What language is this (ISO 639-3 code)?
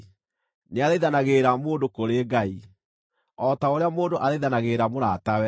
kik